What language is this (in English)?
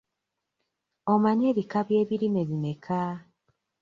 Ganda